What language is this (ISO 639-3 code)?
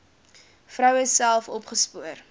afr